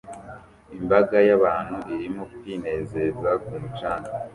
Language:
Kinyarwanda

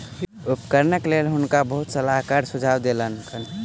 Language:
Maithili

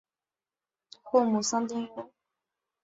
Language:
Chinese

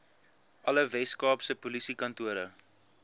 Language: Afrikaans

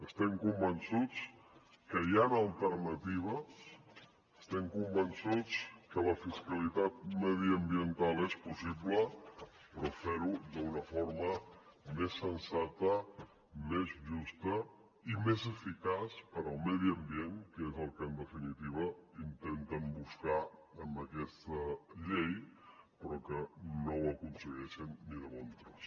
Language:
Catalan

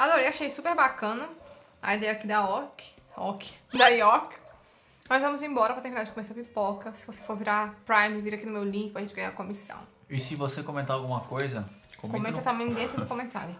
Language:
Portuguese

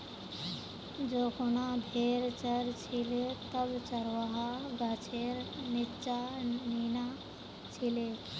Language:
Magahi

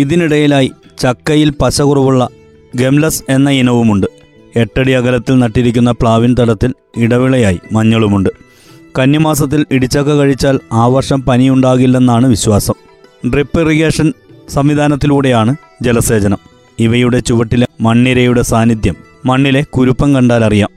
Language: Malayalam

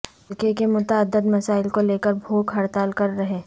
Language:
Urdu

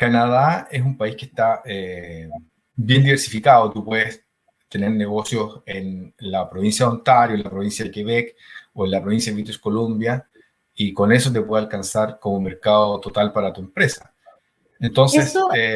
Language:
Spanish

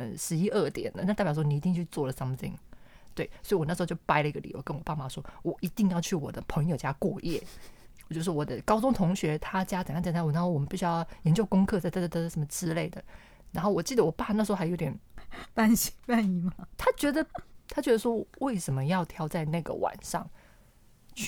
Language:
Chinese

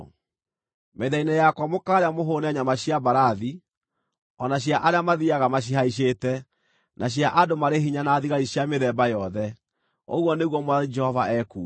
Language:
Kikuyu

